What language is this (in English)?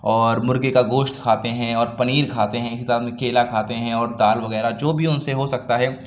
Urdu